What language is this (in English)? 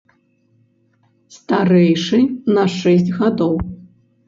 Belarusian